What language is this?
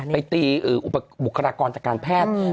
Thai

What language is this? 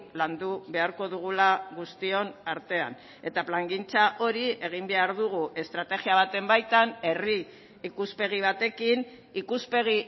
Basque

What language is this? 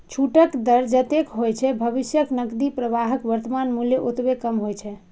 Maithili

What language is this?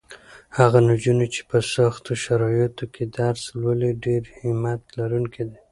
Pashto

